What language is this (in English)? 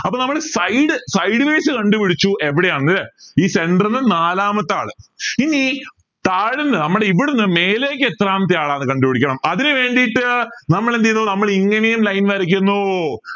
Malayalam